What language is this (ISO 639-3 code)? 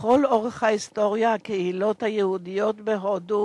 heb